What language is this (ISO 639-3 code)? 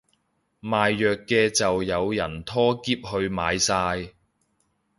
yue